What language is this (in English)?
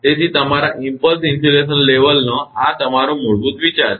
Gujarati